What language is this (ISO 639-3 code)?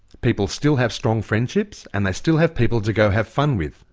eng